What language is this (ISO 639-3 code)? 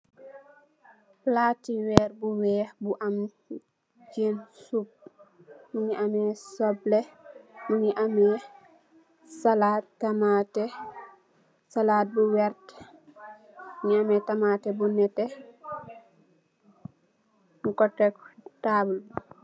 wol